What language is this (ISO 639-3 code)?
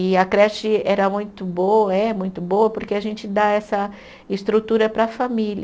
por